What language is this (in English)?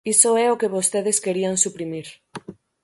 Galician